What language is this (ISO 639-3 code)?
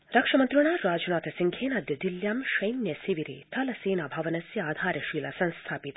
san